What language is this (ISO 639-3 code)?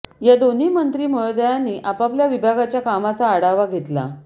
mar